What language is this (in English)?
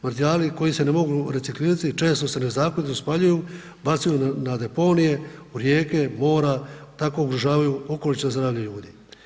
Croatian